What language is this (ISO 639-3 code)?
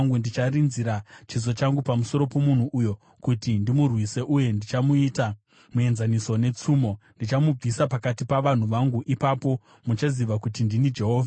sna